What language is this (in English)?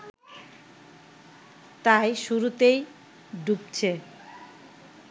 Bangla